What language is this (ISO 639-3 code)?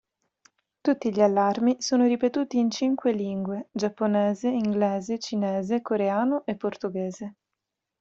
ita